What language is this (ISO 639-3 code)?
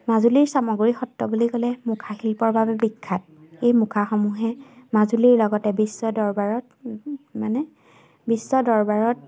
asm